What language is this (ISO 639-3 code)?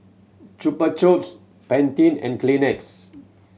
eng